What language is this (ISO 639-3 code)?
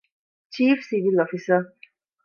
div